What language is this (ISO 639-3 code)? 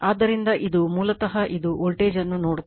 kan